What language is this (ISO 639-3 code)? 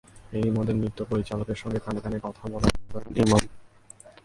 ben